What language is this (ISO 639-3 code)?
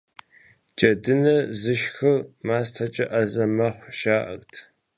kbd